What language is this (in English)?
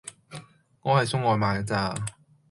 Cantonese